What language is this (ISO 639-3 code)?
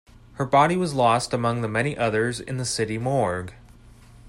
eng